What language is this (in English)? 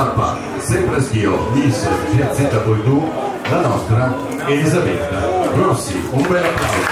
Italian